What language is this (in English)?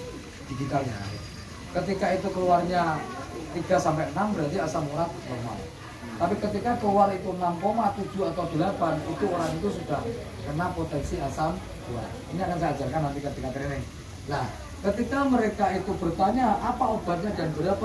Indonesian